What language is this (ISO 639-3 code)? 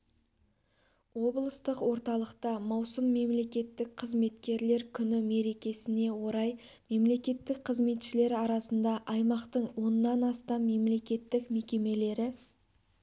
kaz